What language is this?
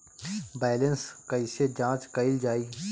Bhojpuri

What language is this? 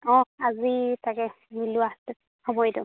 Assamese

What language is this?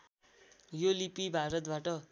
Nepali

